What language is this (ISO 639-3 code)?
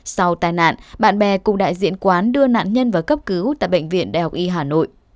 vie